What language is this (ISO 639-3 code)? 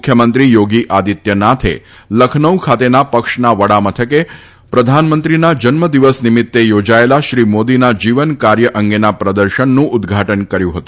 guj